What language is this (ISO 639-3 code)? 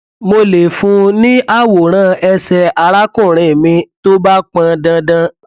yor